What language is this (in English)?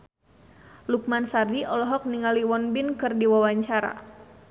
Sundanese